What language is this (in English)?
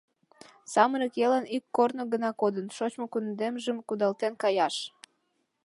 Mari